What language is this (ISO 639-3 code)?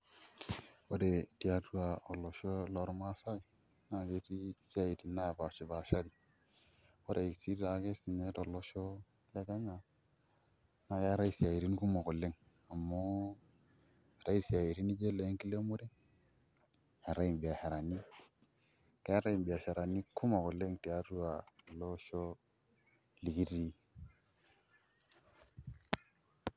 mas